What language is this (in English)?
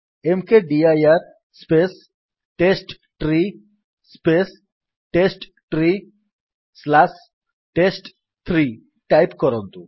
Odia